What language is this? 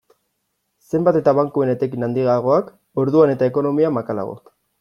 Basque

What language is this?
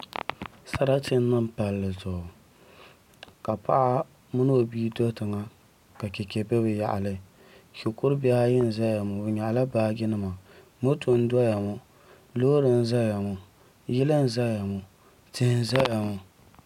Dagbani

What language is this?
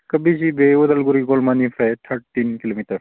Bodo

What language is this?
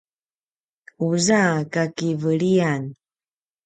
Paiwan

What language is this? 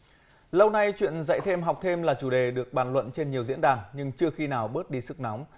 Vietnamese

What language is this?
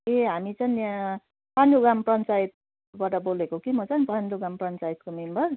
Nepali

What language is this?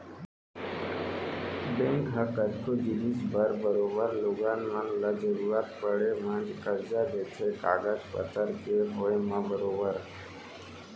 Chhattisgarhi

